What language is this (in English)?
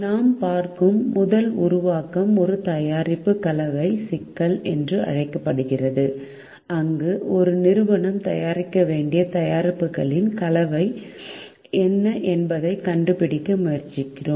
Tamil